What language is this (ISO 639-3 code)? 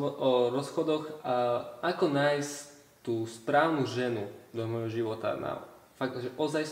slk